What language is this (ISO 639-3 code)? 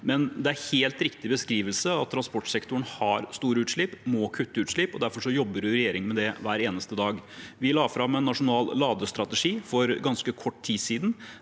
nor